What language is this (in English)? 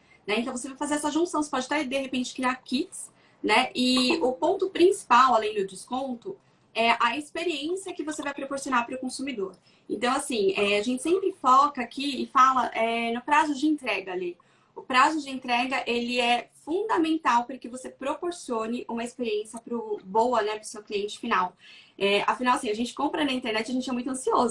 Portuguese